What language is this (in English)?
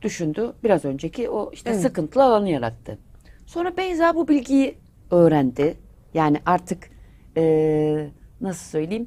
Turkish